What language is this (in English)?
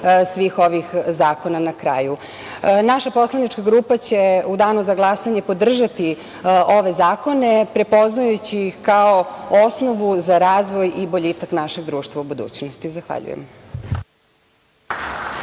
Serbian